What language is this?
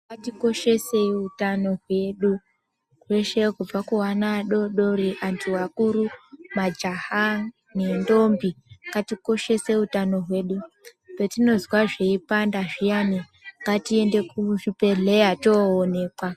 Ndau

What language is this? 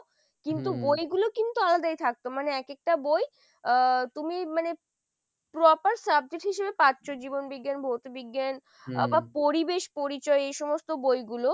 Bangla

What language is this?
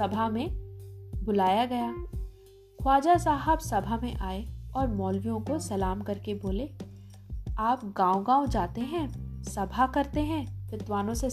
Hindi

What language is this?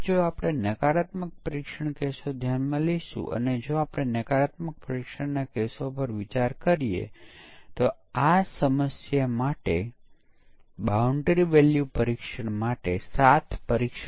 Gujarati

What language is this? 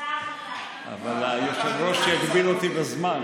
Hebrew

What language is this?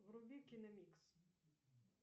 Russian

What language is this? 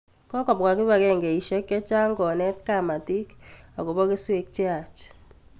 Kalenjin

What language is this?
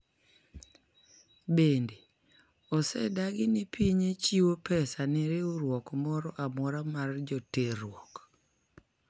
Luo (Kenya and Tanzania)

